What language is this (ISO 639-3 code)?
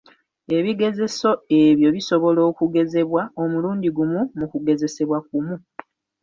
lug